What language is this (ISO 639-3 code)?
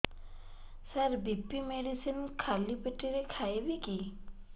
ori